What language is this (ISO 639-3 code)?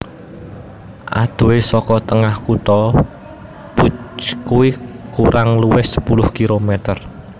jav